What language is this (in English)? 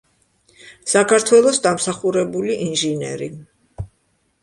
Georgian